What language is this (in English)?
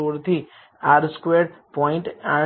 Gujarati